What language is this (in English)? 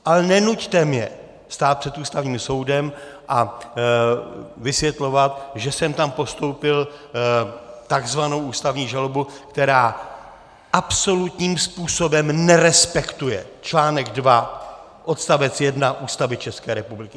Czech